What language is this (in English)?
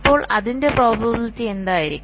Malayalam